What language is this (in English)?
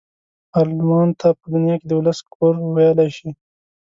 Pashto